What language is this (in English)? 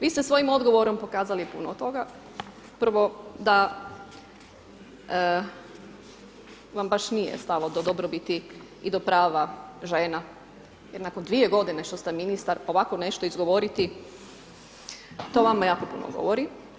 Croatian